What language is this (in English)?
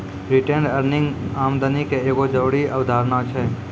Maithili